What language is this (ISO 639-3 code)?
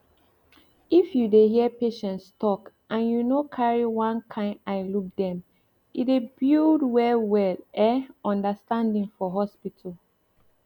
pcm